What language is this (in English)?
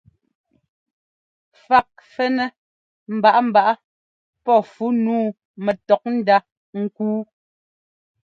Ngomba